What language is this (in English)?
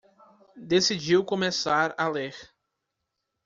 Portuguese